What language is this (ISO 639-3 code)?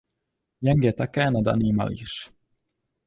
ces